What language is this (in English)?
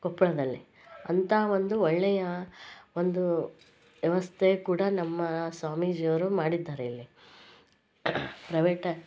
Kannada